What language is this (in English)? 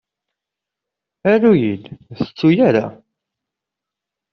Kabyle